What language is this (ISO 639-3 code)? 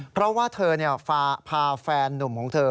tha